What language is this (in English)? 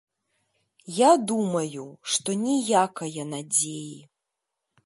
Belarusian